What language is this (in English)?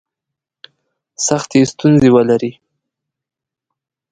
Pashto